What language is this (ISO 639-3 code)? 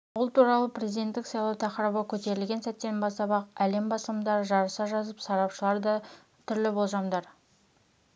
kaz